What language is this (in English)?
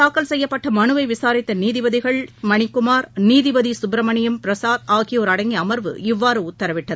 Tamil